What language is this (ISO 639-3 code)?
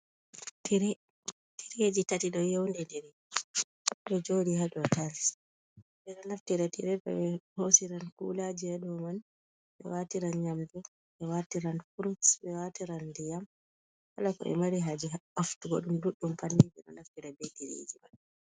ful